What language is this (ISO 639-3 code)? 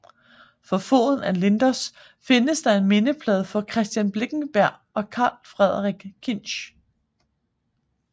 dan